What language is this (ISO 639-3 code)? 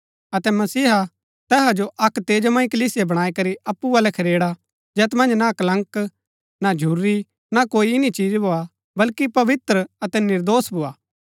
gbk